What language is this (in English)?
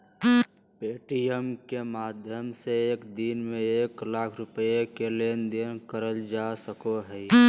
Magahi